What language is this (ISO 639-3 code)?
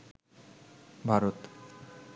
ben